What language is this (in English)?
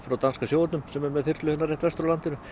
Icelandic